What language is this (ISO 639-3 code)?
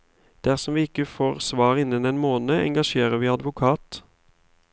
nor